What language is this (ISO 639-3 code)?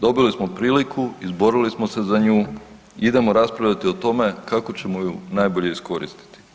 hrv